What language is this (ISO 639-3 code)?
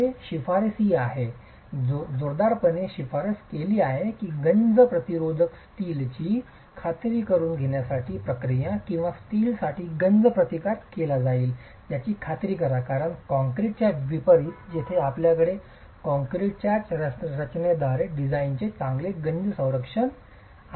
mar